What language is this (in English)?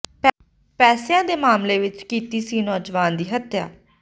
Punjabi